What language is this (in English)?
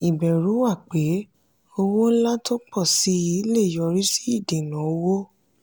Yoruba